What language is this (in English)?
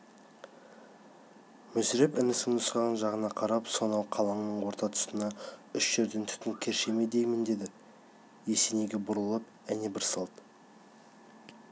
Kazakh